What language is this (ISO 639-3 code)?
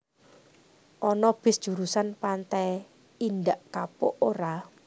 jav